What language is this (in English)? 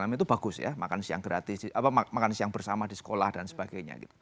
Indonesian